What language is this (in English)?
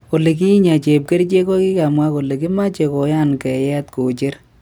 Kalenjin